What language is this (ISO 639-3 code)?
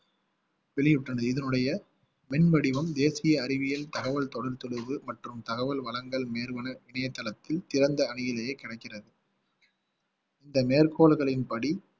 tam